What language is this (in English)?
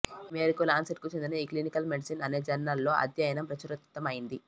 Telugu